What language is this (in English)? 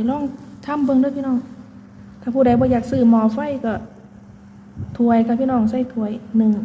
Thai